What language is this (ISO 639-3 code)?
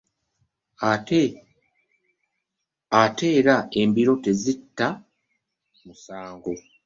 lug